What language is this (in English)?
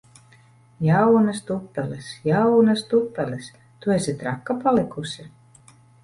Latvian